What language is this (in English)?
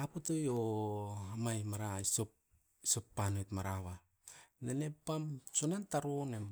Askopan